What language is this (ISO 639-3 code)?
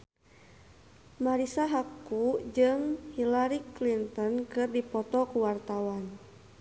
sun